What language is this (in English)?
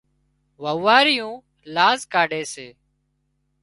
Wadiyara Koli